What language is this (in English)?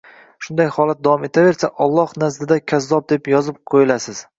Uzbek